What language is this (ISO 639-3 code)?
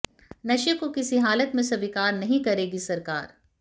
hin